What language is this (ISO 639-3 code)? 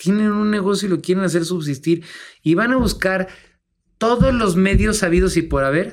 spa